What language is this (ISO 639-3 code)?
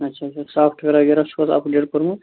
kas